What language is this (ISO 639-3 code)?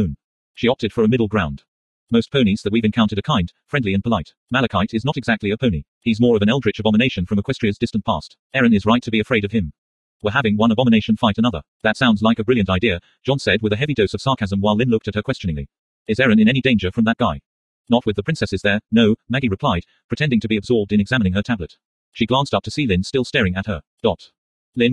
eng